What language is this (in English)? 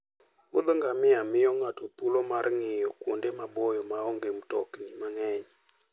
Luo (Kenya and Tanzania)